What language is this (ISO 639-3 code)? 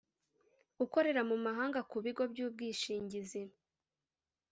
kin